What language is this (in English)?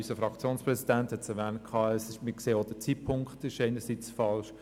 Swiss German